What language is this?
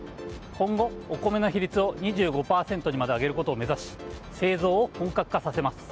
Japanese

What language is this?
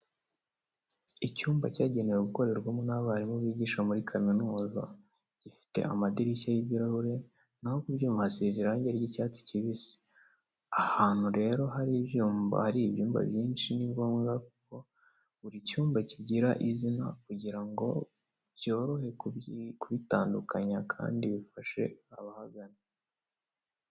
Kinyarwanda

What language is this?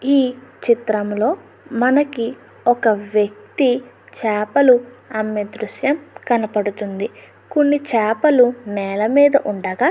Telugu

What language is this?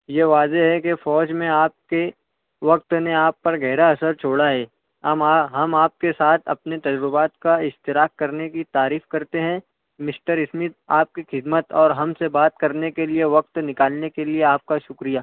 Urdu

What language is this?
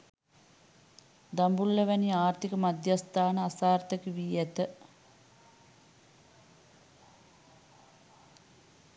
Sinhala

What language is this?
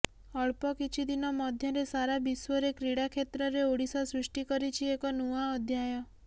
Odia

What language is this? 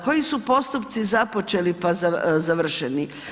Croatian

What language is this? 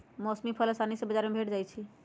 Magahi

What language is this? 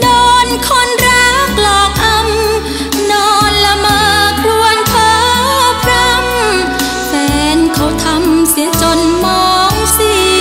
Thai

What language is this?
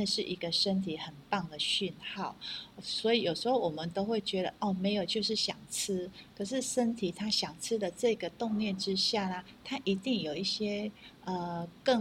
Chinese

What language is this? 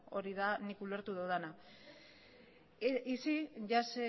Basque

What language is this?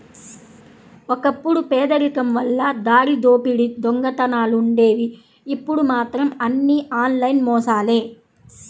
Telugu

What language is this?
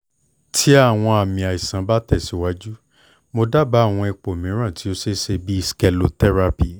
Yoruba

